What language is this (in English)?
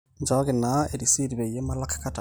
Masai